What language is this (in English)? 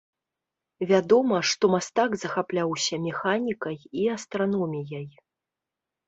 Belarusian